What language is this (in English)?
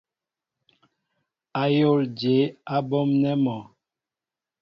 Mbo (Cameroon)